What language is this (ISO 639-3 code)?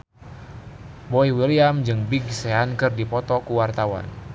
sun